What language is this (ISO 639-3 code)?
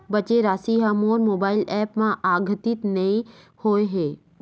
hne